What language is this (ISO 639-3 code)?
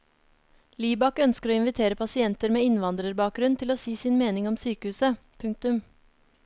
nor